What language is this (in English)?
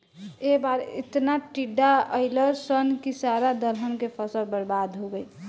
Bhojpuri